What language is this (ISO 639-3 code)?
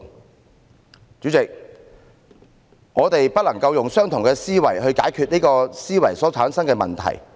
yue